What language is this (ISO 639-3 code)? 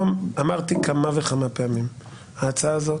heb